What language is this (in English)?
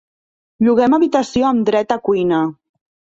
Catalan